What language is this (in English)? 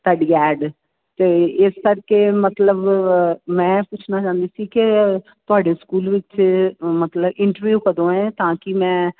Punjabi